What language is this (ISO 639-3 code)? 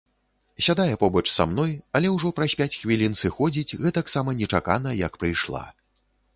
bel